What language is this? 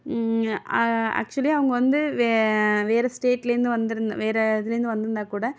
Tamil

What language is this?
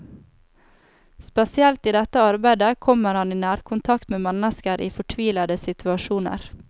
Norwegian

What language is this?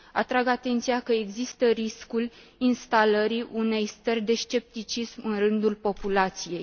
Romanian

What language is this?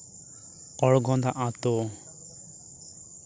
Santali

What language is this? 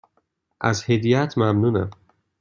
Persian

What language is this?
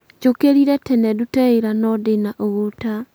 Kikuyu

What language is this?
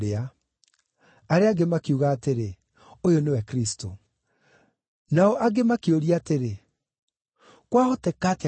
Kikuyu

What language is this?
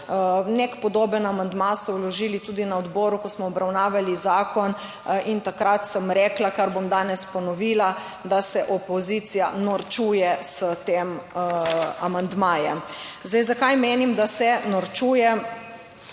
Slovenian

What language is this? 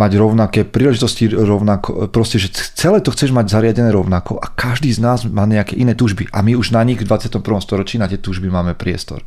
Slovak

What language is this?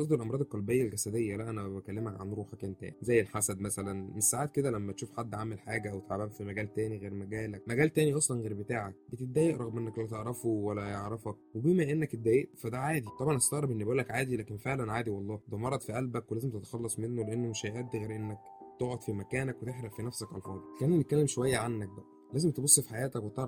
Arabic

